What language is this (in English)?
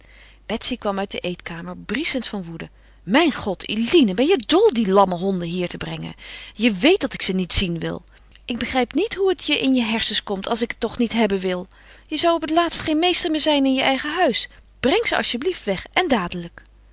Dutch